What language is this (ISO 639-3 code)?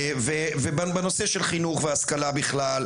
heb